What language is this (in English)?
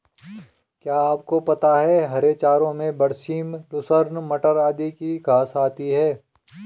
Hindi